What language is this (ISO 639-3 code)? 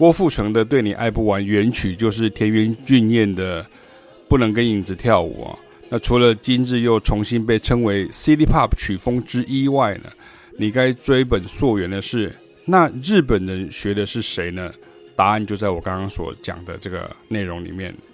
zho